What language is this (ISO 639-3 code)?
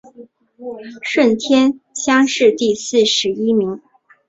zho